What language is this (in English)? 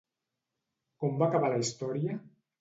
Catalan